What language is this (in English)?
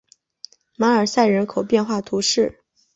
Chinese